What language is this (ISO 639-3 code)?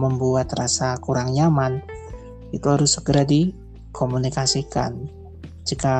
ind